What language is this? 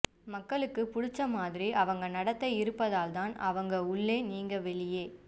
Tamil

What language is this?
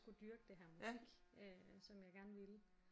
Danish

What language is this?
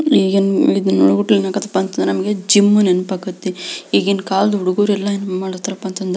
Kannada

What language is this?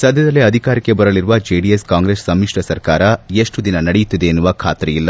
Kannada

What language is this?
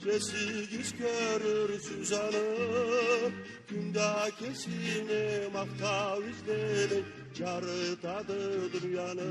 Turkish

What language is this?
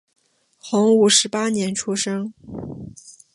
Chinese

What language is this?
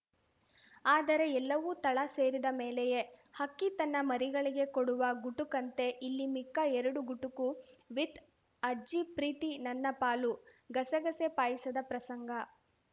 Kannada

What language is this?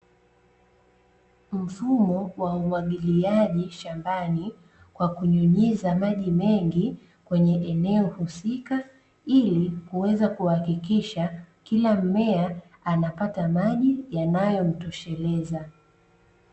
Swahili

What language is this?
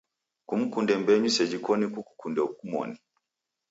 Taita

